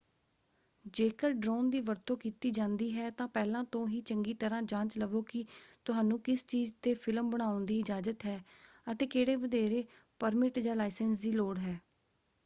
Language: Punjabi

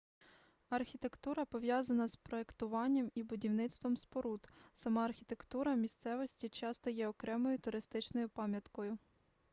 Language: Ukrainian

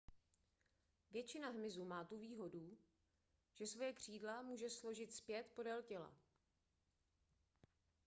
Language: Czech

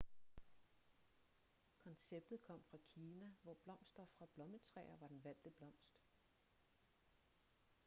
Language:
Danish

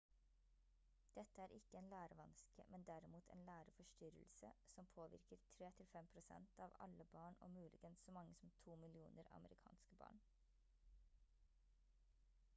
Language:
Norwegian Bokmål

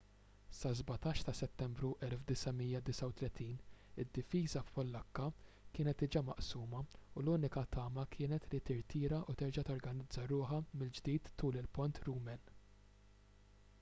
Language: Maltese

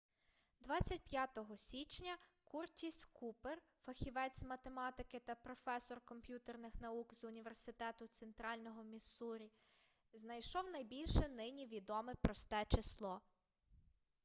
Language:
Ukrainian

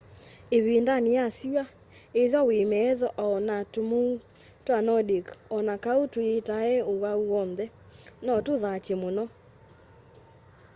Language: Kamba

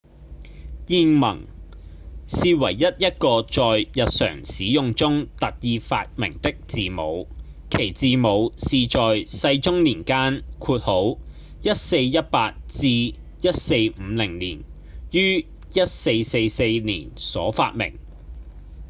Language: Cantonese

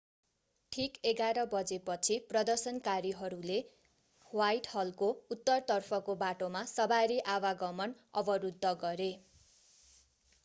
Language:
Nepali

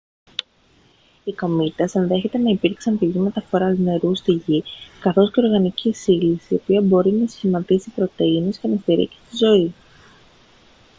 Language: Greek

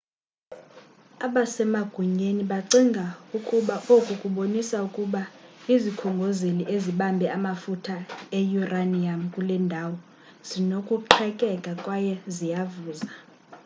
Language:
Xhosa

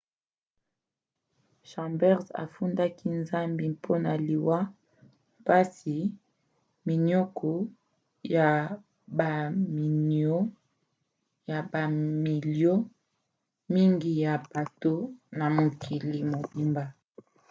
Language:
Lingala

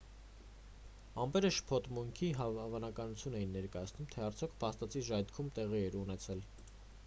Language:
Armenian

